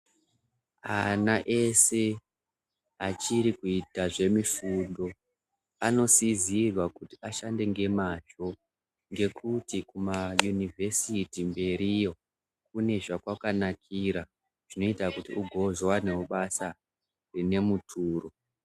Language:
Ndau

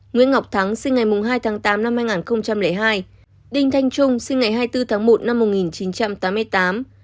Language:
Vietnamese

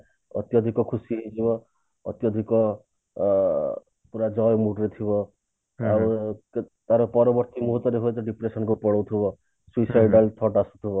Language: Odia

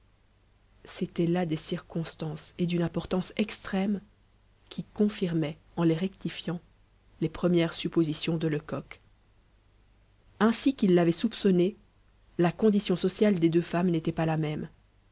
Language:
French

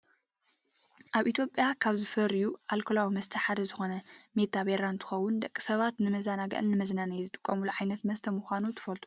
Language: Tigrinya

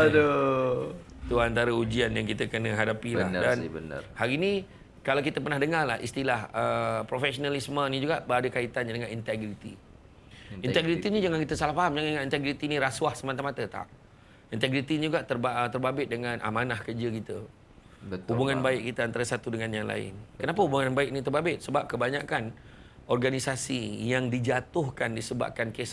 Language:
Malay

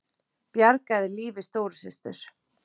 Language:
Icelandic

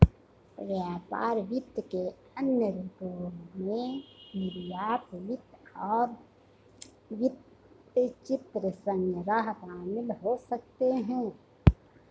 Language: Hindi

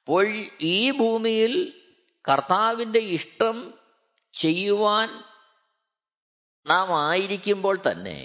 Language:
Malayalam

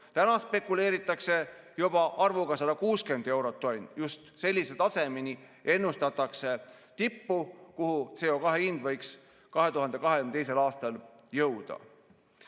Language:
Estonian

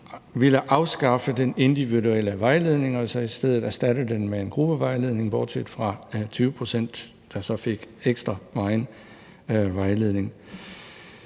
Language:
Danish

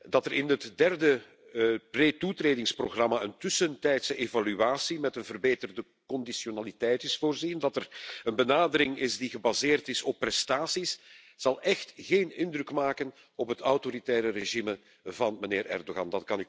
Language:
Dutch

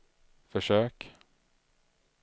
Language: Swedish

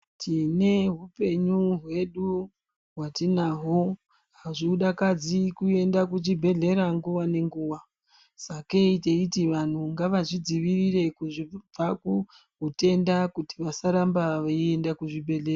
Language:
Ndau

